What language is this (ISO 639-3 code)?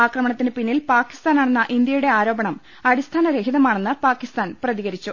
mal